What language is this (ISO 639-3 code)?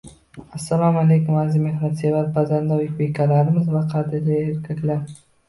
uzb